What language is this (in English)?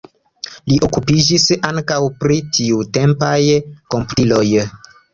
Esperanto